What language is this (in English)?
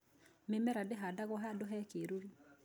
Kikuyu